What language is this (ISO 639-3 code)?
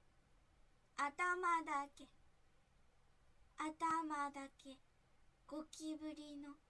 jpn